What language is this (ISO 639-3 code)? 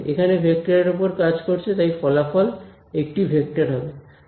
ben